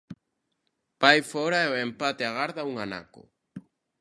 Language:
Galician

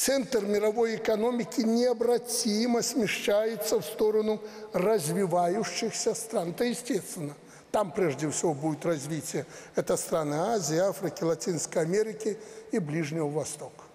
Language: Russian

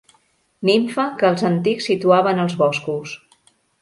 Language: Catalan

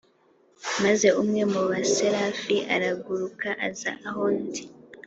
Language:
Kinyarwanda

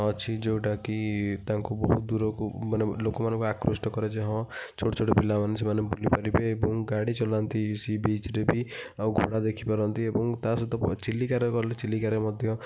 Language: Odia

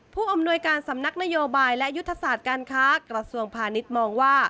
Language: Thai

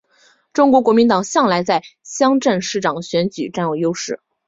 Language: Chinese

